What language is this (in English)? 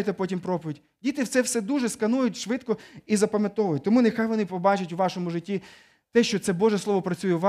Ukrainian